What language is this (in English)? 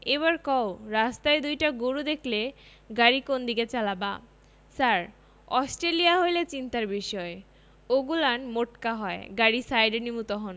Bangla